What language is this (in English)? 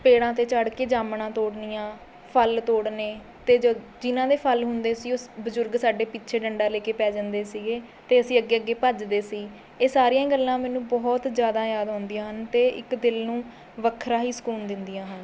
Punjabi